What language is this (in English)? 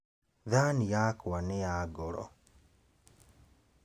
Kikuyu